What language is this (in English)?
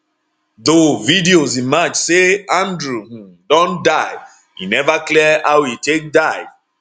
Nigerian Pidgin